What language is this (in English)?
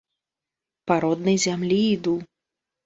Belarusian